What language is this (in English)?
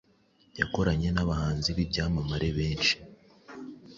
Kinyarwanda